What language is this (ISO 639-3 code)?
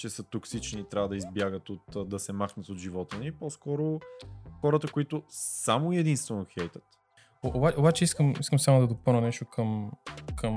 bul